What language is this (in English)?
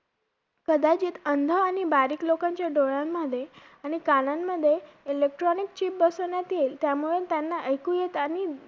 Marathi